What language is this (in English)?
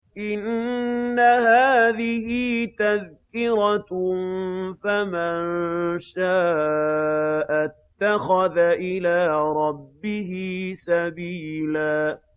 Arabic